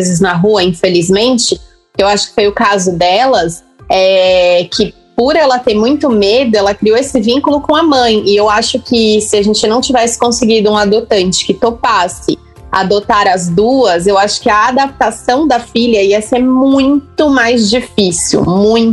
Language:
Portuguese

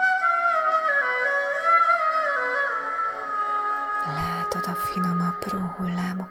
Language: Hungarian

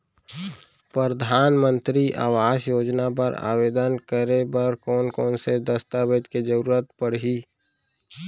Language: Chhattisgarhi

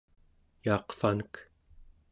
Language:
Central Yupik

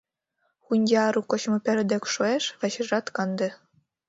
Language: Mari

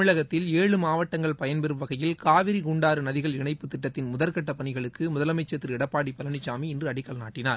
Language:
Tamil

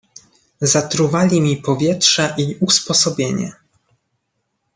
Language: Polish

